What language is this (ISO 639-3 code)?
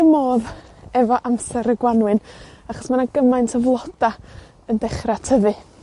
cym